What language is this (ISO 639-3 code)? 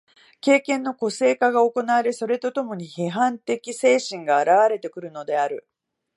jpn